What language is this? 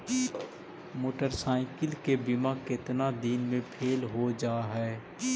Magahi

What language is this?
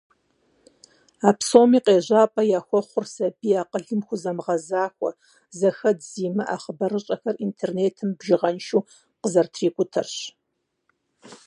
Kabardian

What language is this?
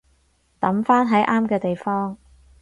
Cantonese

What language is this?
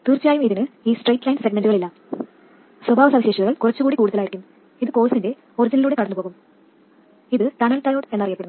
Malayalam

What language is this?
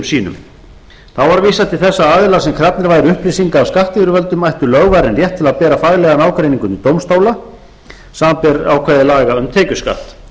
Icelandic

